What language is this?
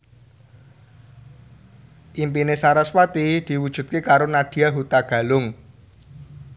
Javanese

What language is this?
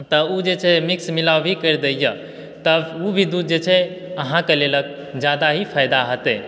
Maithili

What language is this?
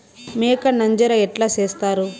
Telugu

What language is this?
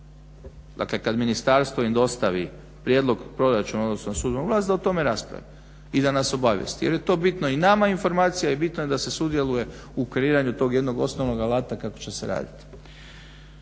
Croatian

